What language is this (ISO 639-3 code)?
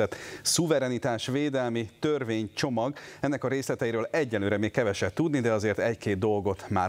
hun